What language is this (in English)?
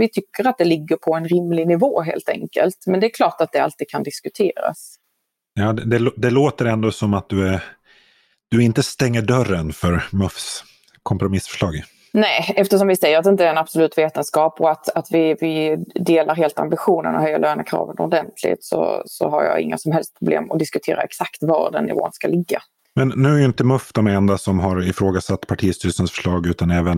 Swedish